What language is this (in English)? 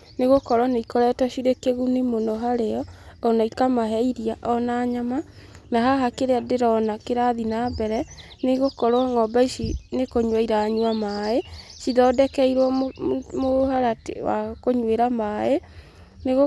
Kikuyu